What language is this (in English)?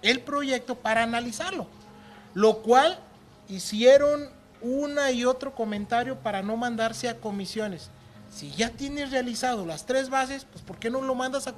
Spanish